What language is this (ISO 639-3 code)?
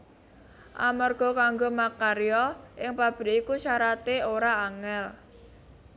jav